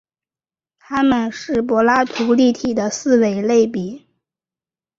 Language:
Chinese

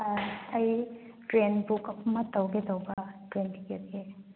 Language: Manipuri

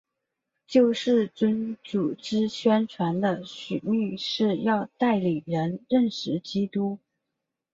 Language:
Chinese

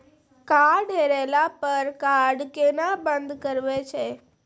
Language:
Maithili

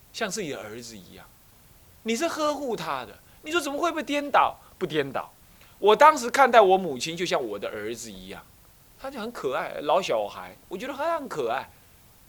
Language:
Chinese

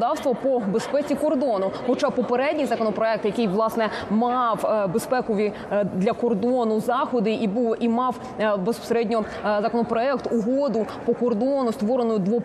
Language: Ukrainian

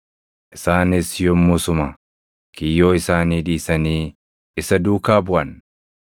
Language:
Oromo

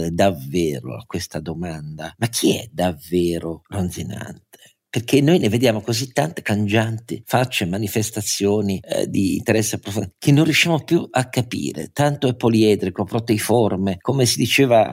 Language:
Italian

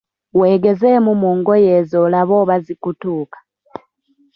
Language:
Ganda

